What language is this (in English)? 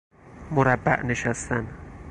Persian